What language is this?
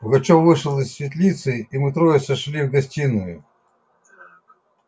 Russian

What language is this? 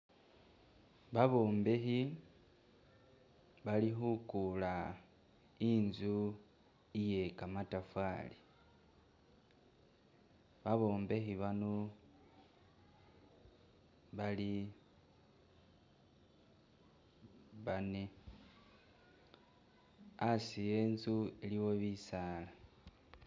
Masaaba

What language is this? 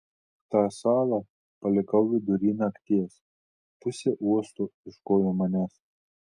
Lithuanian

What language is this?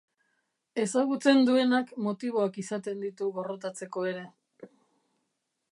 Basque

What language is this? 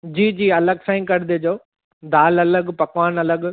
Sindhi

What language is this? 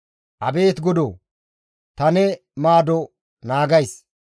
Gamo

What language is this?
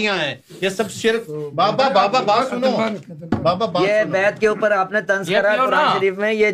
Urdu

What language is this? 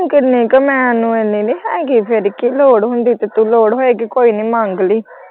Punjabi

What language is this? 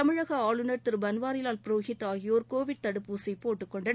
Tamil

